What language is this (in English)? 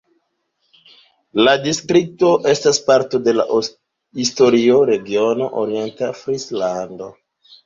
Esperanto